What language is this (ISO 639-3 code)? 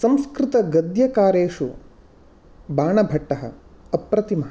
san